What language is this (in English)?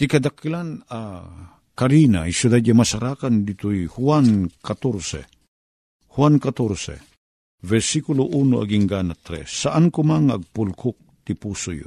Filipino